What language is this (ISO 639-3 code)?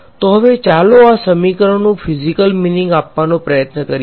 guj